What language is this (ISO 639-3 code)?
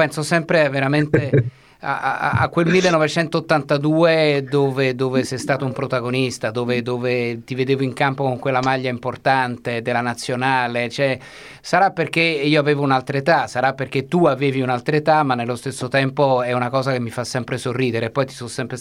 ita